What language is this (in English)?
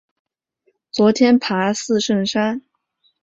Chinese